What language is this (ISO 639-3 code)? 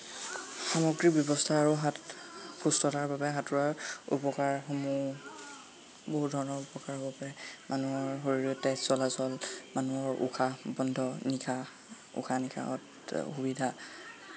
asm